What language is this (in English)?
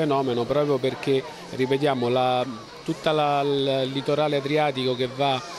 Italian